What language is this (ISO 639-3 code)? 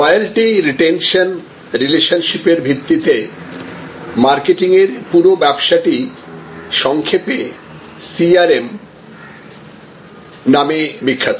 ben